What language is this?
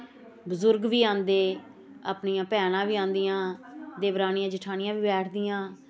Dogri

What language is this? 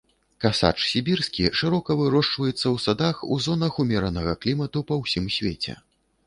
Belarusian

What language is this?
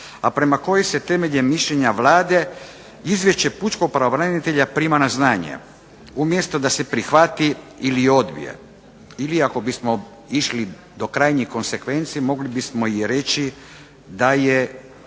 Croatian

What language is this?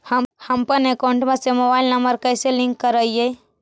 Magahi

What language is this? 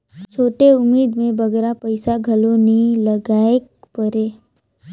Chhattisgarhi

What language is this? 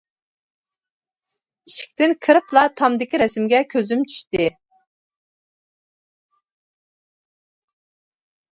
Uyghur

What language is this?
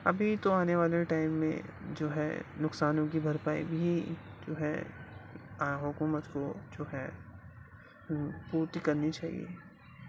Urdu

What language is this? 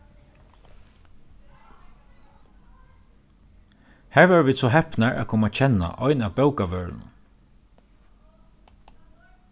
Faroese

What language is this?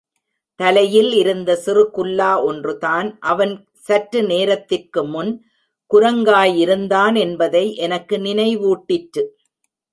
Tamil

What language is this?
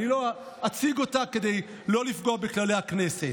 Hebrew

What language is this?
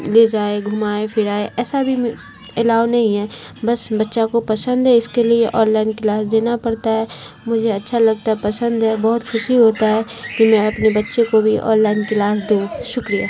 Urdu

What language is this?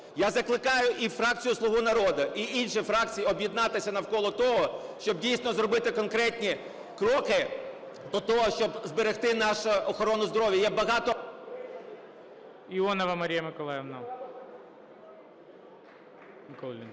Ukrainian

